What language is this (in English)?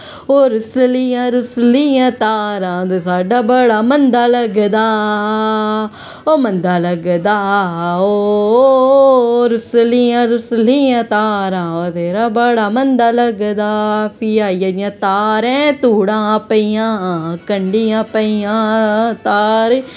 Dogri